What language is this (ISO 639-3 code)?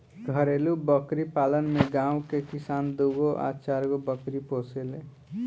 bho